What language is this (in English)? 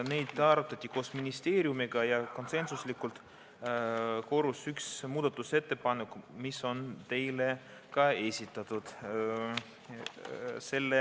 Estonian